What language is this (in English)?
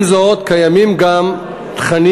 Hebrew